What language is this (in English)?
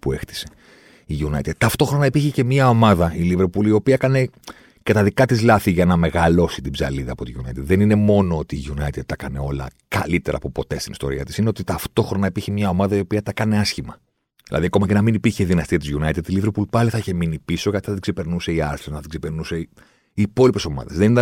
Greek